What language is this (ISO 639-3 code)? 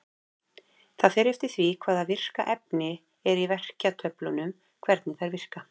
isl